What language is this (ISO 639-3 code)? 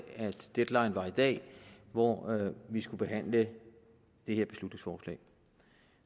dan